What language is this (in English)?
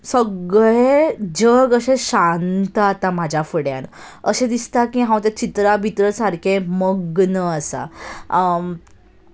Konkani